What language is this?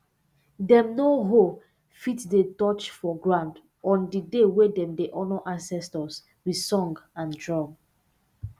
Nigerian Pidgin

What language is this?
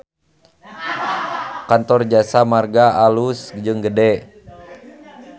Sundanese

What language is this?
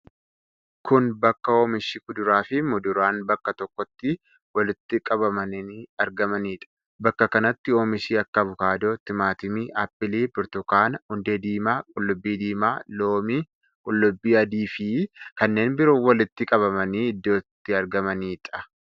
Oromo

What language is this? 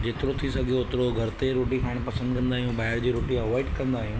Sindhi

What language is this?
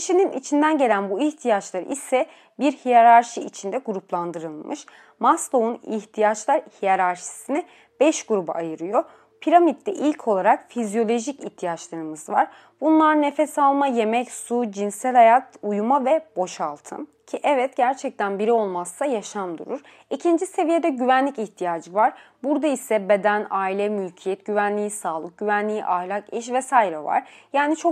Turkish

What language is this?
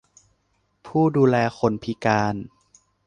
Thai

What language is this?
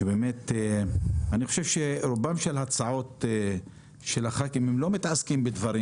Hebrew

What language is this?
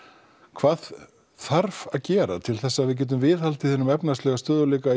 Icelandic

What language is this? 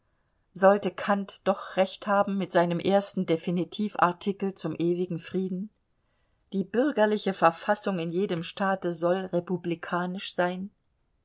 German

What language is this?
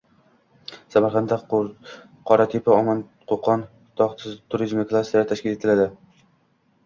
Uzbek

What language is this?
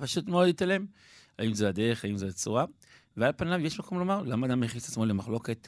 Hebrew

